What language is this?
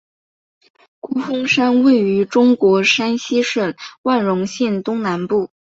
Chinese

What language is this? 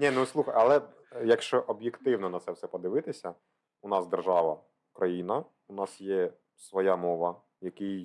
Ukrainian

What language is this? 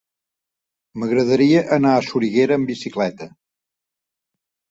Catalan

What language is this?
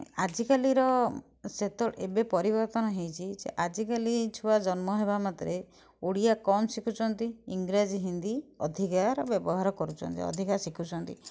Odia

